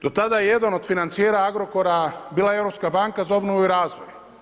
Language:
Croatian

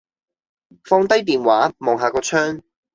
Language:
Cantonese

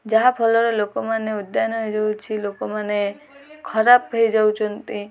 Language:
Odia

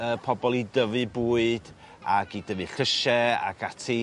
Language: Welsh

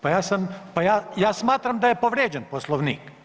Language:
Croatian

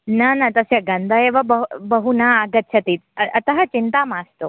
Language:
Sanskrit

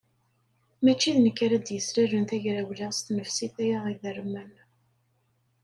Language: Kabyle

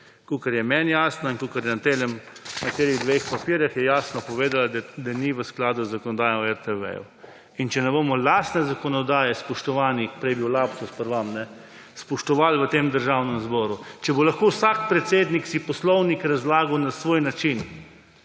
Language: Slovenian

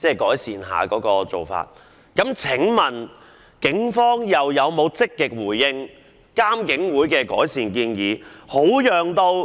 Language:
Cantonese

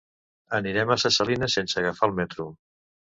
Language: Catalan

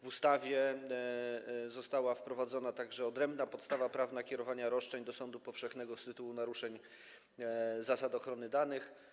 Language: Polish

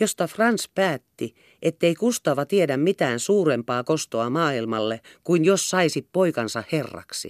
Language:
Finnish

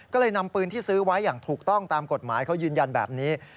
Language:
Thai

